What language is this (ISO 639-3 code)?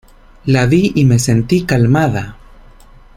spa